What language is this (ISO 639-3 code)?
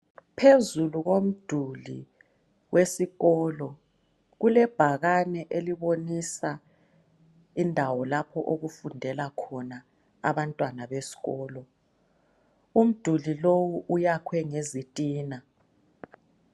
nde